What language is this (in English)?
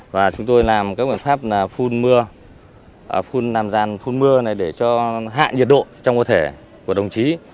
Vietnamese